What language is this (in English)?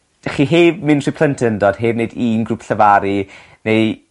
Welsh